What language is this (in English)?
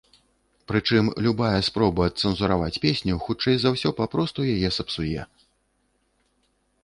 Belarusian